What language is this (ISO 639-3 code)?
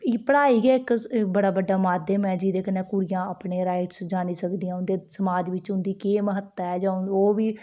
doi